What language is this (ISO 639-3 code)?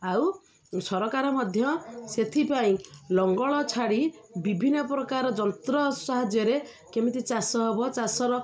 ori